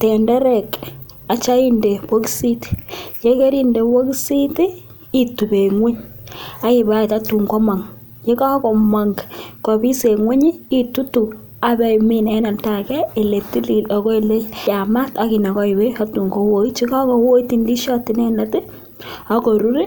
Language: Kalenjin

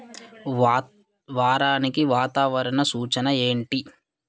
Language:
Telugu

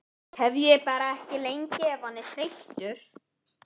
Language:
Icelandic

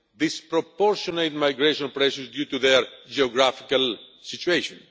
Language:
English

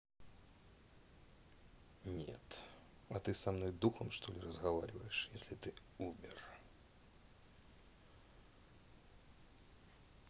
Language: Russian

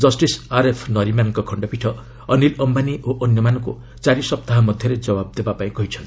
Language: Odia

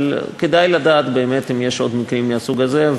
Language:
Hebrew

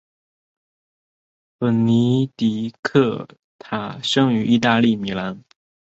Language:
Chinese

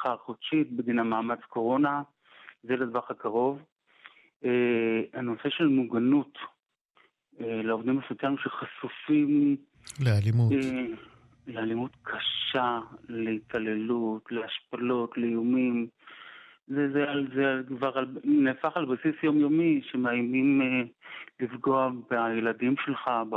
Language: Hebrew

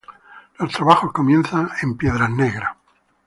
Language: Spanish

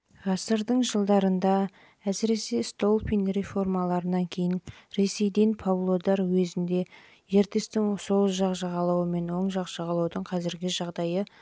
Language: Kazakh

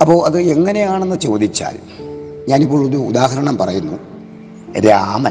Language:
Malayalam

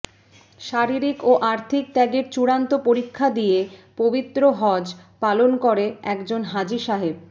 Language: Bangla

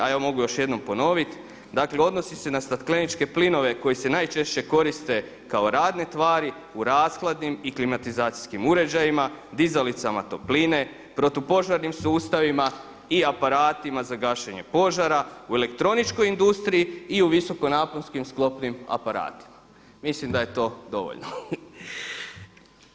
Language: Croatian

